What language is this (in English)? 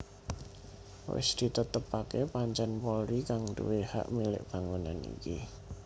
Javanese